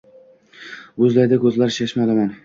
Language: Uzbek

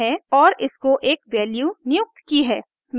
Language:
Hindi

